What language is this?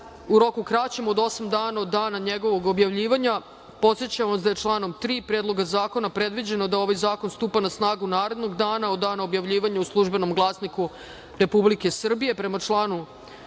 Serbian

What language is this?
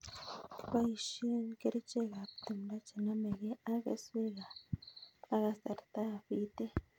Kalenjin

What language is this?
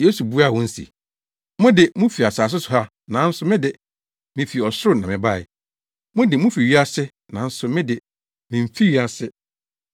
Akan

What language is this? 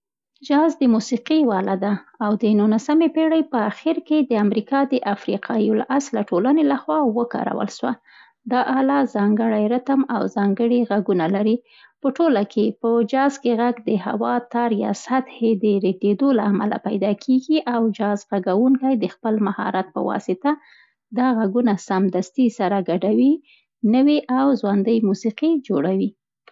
Central Pashto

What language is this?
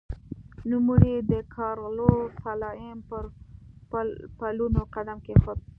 Pashto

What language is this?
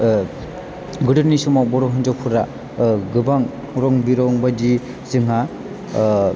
Bodo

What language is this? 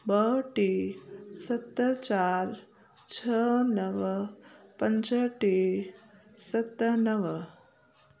Sindhi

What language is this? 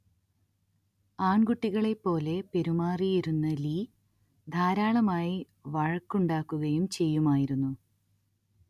Malayalam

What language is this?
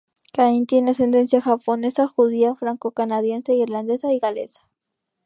Spanish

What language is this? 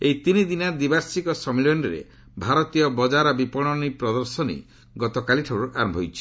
Odia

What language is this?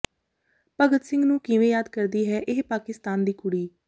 Punjabi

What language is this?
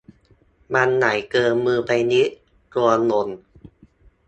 Thai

